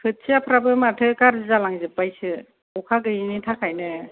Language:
Bodo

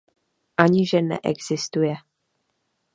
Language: Czech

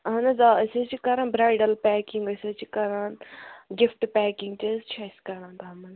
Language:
Kashmiri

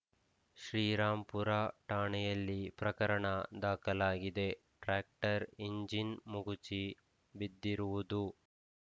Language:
Kannada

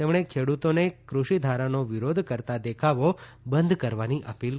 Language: Gujarati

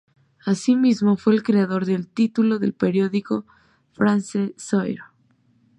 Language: Spanish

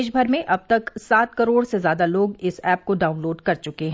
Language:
Hindi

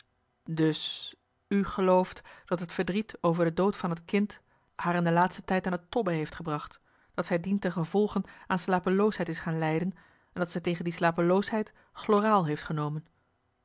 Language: Dutch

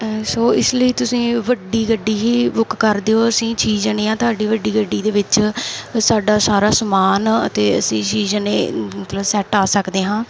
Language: Punjabi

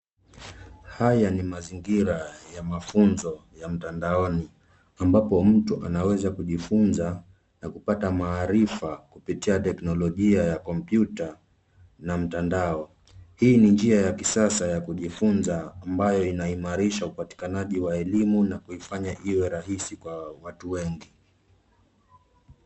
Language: Swahili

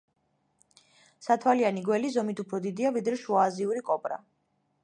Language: Georgian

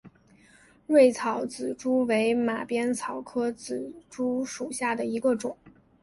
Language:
Chinese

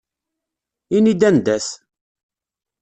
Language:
Kabyle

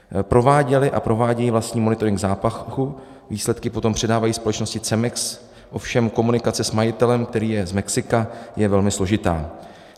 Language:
Czech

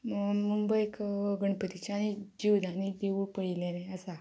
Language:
Konkani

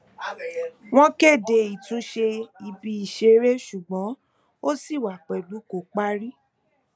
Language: Yoruba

